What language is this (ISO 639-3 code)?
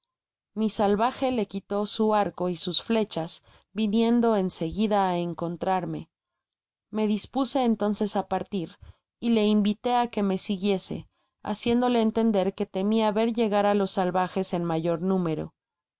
spa